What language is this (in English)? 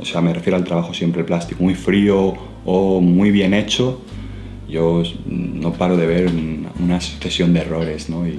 Spanish